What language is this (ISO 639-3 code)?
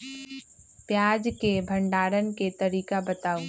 mag